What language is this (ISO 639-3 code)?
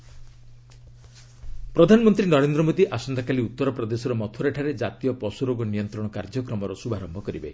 ori